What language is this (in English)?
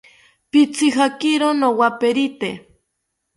South Ucayali Ashéninka